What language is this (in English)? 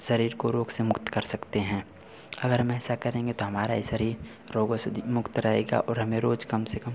Hindi